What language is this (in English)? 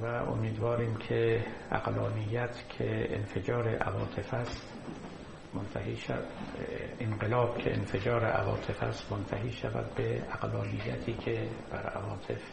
Persian